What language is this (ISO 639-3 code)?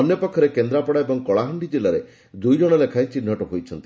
ori